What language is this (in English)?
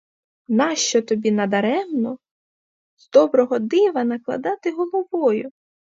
Ukrainian